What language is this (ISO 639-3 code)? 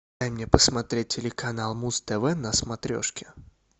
rus